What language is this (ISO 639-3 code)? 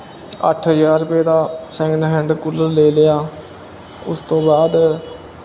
pan